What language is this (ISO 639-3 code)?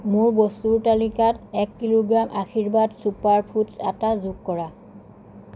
asm